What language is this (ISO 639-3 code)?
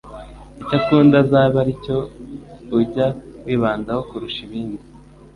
kin